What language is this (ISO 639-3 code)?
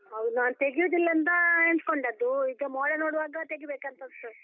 kan